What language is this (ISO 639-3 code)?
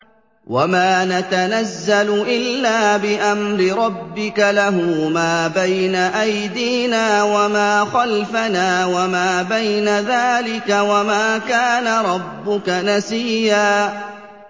ara